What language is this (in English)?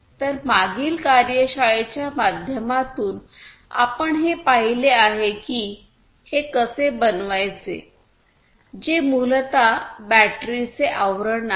Marathi